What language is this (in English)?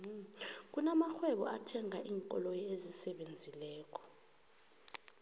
South Ndebele